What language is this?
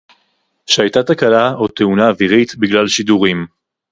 Hebrew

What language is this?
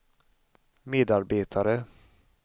Swedish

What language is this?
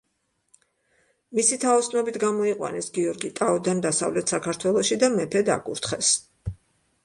Georgian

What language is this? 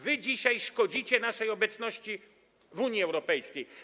Polish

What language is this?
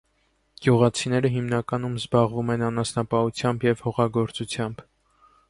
Armenian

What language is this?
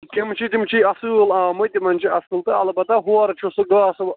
Kashmiri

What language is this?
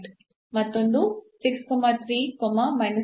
Kannada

